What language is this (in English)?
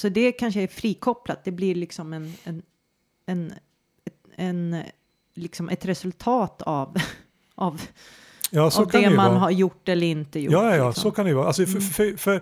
Swedish